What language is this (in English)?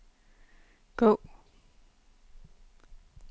Danish